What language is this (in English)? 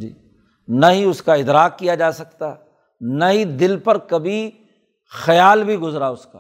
Urdu